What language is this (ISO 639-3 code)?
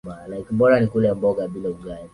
swa